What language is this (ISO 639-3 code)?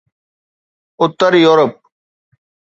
snd